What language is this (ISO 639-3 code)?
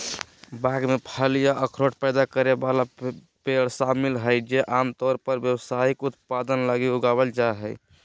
mag